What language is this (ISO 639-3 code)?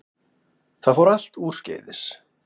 isl